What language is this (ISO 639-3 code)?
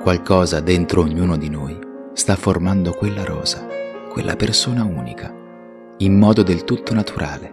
ita